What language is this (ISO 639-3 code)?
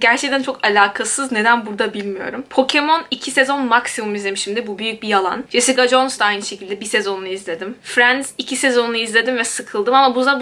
tur